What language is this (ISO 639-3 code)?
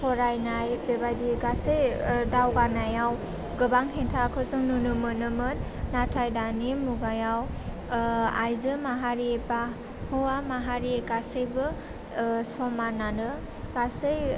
brx